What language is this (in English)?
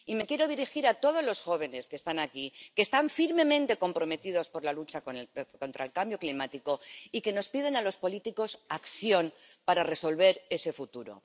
Spanish